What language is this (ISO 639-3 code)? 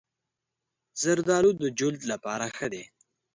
pus